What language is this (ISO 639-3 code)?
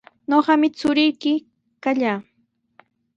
qws